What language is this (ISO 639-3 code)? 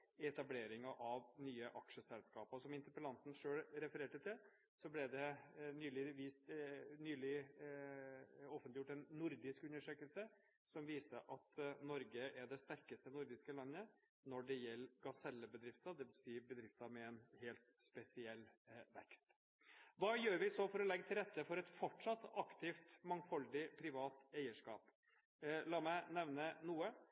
nob